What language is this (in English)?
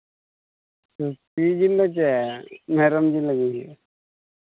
Santali